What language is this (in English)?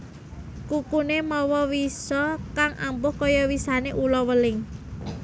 Javanese